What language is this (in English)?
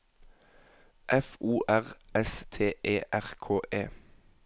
Norwegian